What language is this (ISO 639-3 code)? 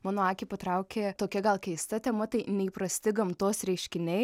lit